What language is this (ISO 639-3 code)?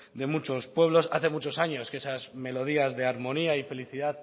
spa